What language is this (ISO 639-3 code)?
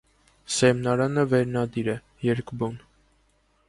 hye